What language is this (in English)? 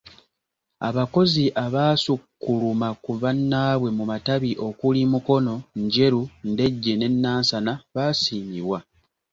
Ganda